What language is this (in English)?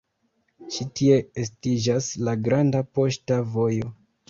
Esperanto